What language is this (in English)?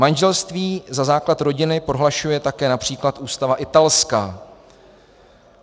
Czech